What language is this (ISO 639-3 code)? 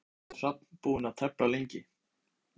isl